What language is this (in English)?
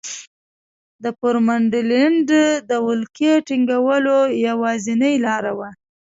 Pashto